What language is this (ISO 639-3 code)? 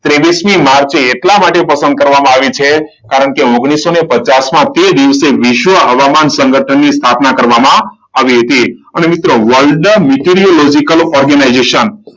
guj